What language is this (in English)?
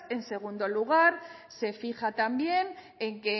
Spanish